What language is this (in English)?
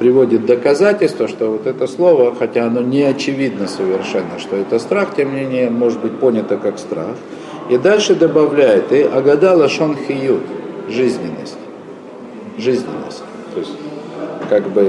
Russian